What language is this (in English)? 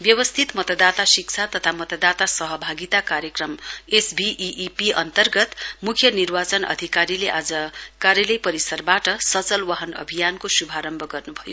Nepali